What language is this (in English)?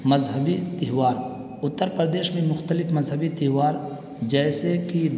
Urdu